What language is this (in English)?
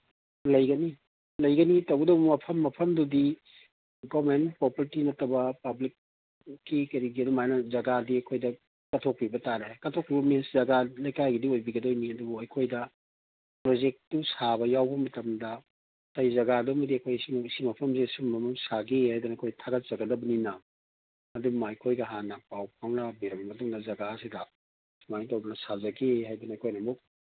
Manipuri